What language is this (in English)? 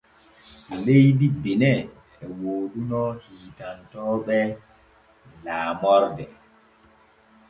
Borgu Fulfulde